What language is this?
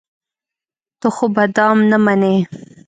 Pashto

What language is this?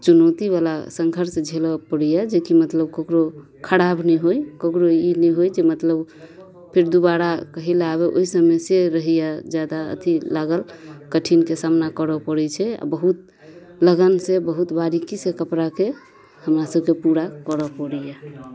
Maithili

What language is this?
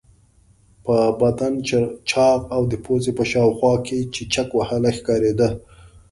Pashto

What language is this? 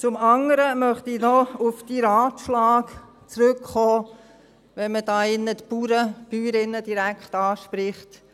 Swiss German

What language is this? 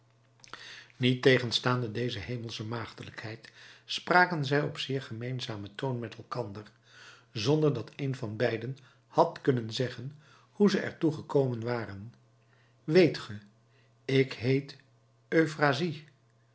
Dutch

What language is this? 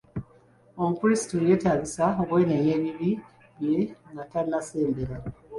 Ganda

